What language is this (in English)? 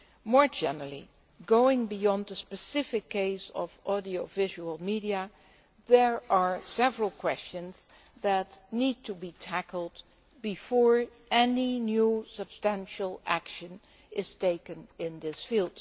English